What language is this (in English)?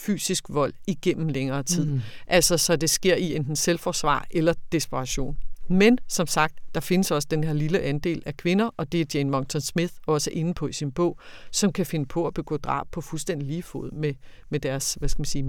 Danish